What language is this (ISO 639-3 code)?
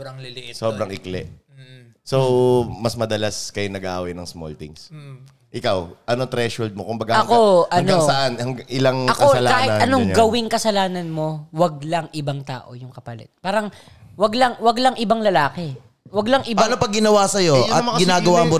fil